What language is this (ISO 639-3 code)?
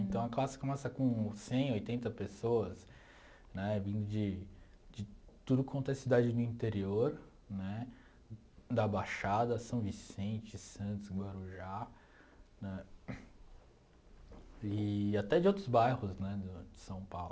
por